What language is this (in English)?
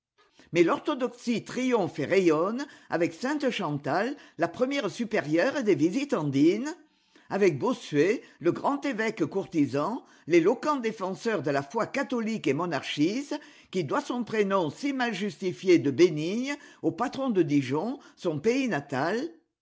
French